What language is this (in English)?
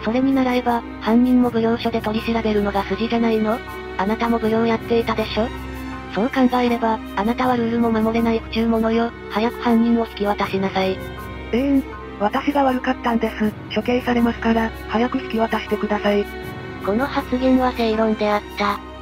Japanese